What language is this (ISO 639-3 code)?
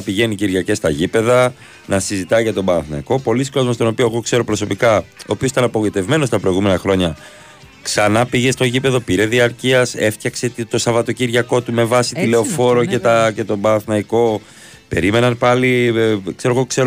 ell